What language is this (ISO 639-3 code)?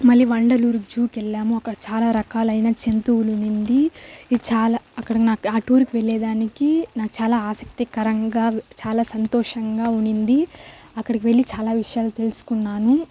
tel